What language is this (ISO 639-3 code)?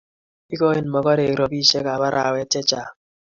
kln